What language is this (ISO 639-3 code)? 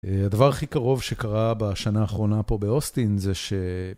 heb